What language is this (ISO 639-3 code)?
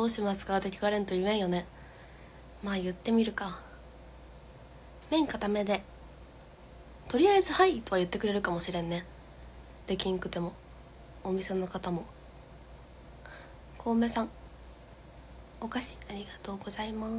jpn